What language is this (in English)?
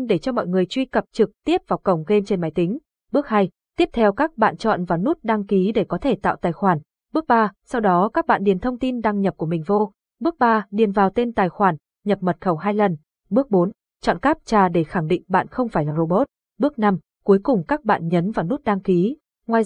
Vietnamese